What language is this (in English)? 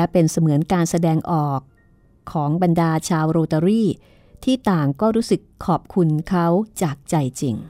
Thai